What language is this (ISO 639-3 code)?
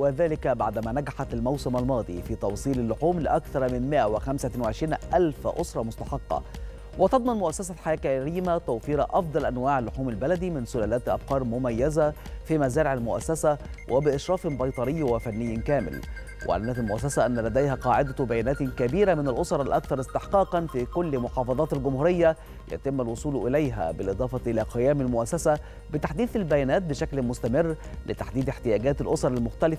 ara